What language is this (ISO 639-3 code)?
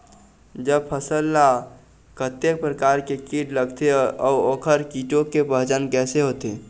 hne